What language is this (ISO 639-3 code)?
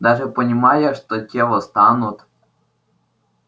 rus